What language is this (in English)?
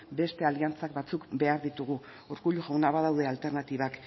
Basque